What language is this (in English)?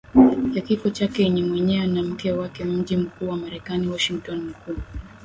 Swahili